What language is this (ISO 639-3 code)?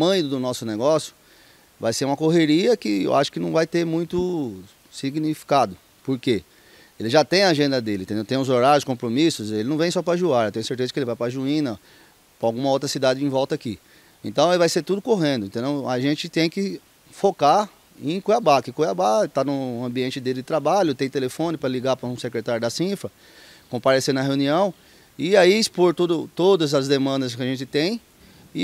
por